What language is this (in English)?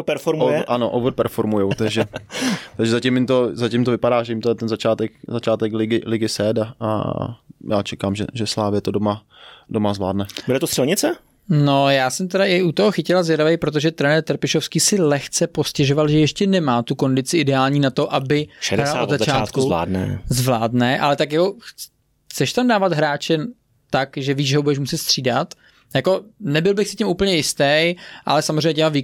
Czech